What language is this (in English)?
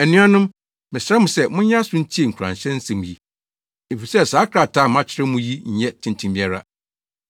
Akan